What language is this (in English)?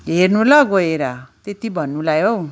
Nepali